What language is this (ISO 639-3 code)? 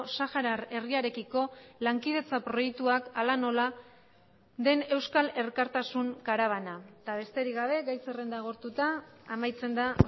eus